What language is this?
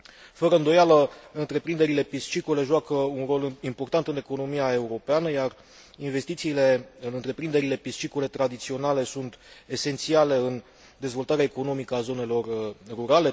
Romanian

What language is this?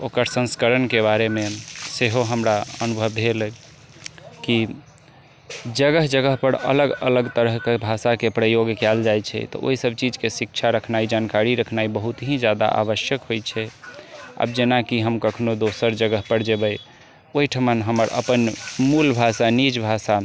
Maithili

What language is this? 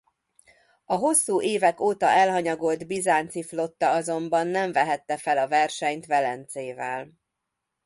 Hungarian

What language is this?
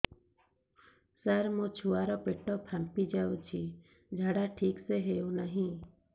Odia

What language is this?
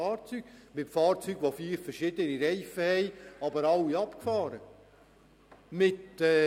Swiss German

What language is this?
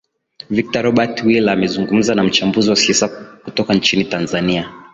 Swahili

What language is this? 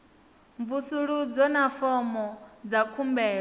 Venda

